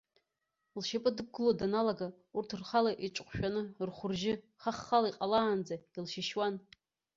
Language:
Abkhazian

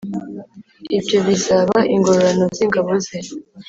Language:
Kinyarwanda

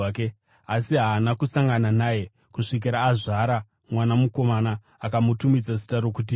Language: Shona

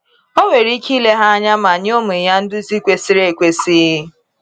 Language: Igbo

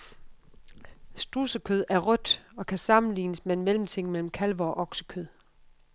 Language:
Danish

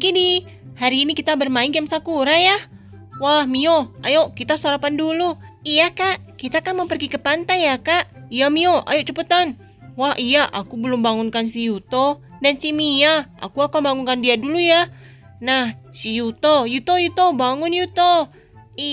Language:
Indonesian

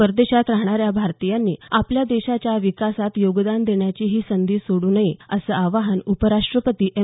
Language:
Marathi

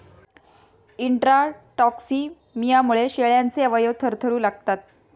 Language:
Marathi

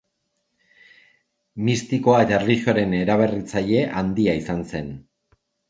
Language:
Basque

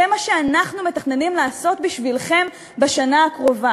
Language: Hebrew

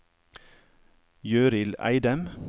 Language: Norwegian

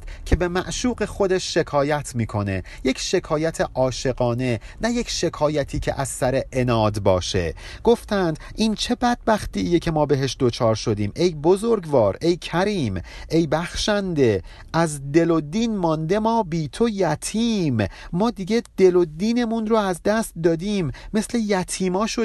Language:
Persian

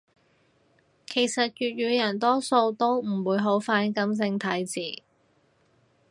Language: Cantonese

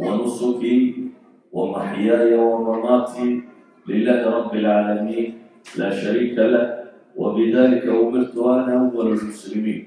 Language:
Arabic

